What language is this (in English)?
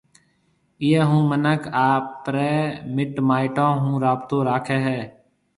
Marwari (Pakistan)